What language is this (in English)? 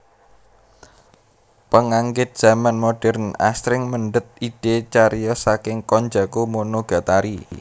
Javanese